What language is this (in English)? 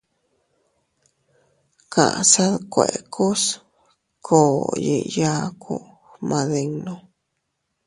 Teutila Cuicatec